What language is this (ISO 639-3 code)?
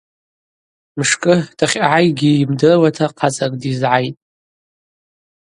abq